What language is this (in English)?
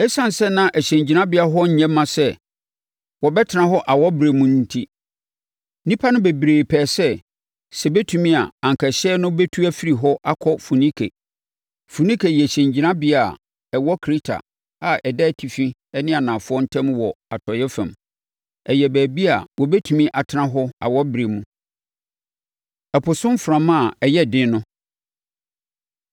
Akan